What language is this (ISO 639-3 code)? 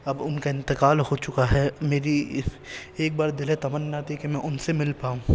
urd